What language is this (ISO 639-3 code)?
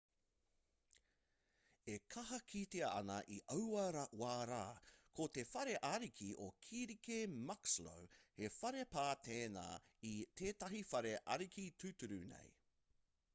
mri